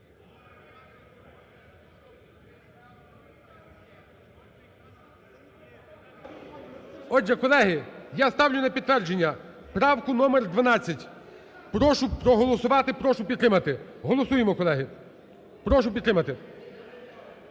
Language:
Ukrainian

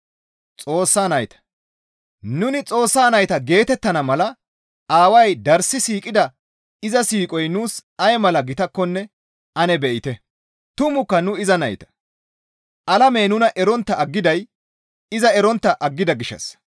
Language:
Gamo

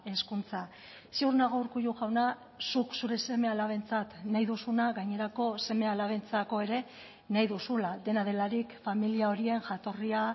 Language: Basque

